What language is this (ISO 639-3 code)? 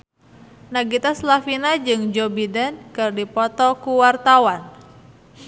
sun